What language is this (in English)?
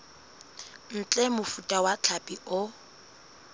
Southern Sotho